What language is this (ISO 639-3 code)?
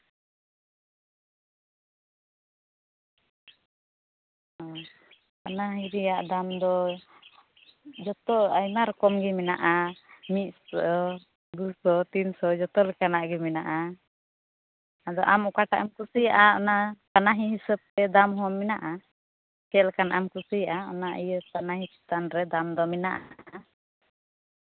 sat